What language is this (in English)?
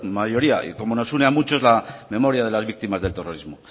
Spanish